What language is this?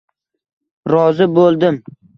Uzbek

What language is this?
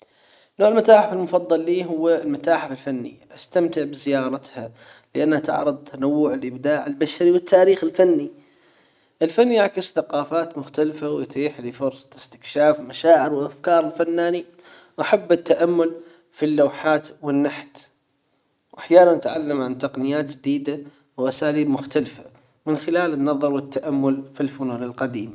Hijazi Arabic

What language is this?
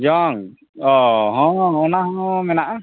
Santali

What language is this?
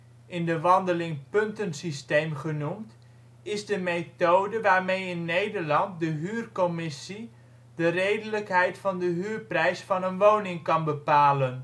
Dutch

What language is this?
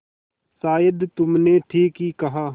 Hindi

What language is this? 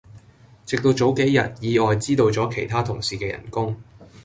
Cantonese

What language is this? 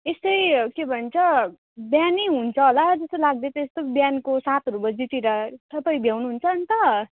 Nepali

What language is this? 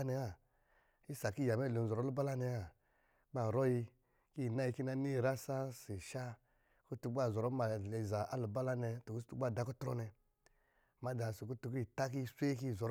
Lijili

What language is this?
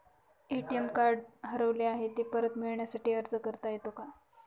Marathi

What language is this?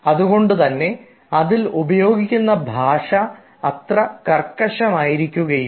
Malayalam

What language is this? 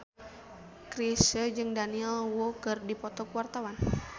Sundanese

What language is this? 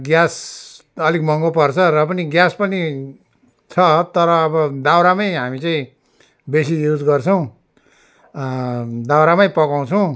Nepali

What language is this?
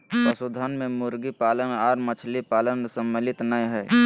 Magahi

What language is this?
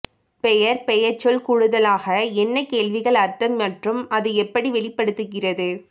Tamil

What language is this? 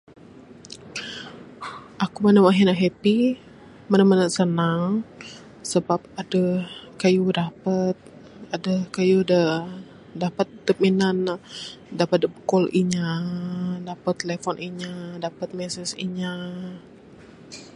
Bukar-Sadung Bidayuh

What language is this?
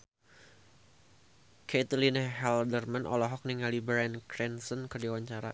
Sundanese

